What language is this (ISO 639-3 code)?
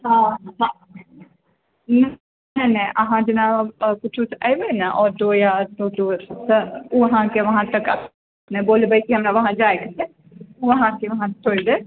mai